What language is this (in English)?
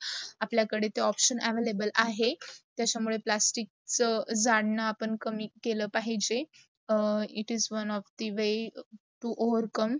Marathi